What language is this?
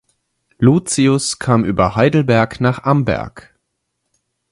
German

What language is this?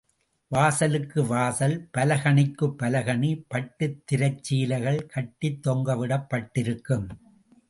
Tamil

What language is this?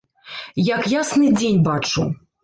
Belarusian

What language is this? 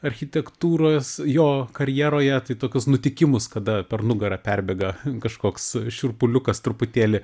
Lithuanian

